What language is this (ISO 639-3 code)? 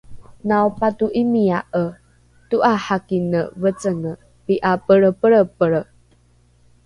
dru